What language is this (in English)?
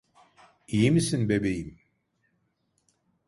Turkish